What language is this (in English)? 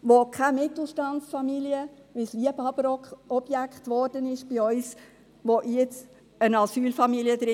Swiss German